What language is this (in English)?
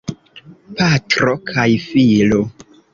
Esperanto